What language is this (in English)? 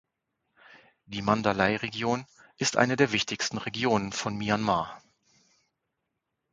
German